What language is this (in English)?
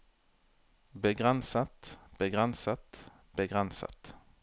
Norwegian